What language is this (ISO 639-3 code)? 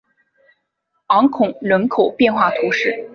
zho